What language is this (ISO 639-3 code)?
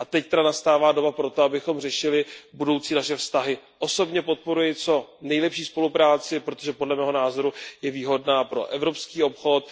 ces